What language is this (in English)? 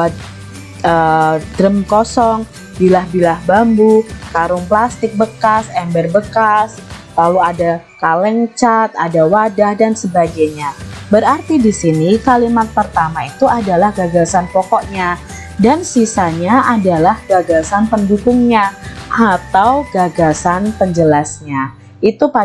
Indonesian